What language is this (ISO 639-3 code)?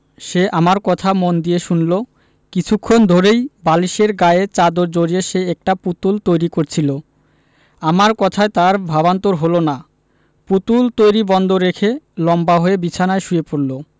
ben